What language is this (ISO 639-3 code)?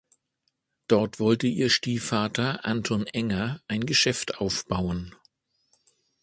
deu